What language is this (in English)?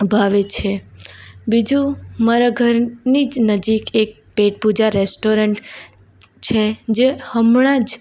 Gujarati